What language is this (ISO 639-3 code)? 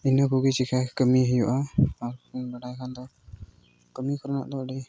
sat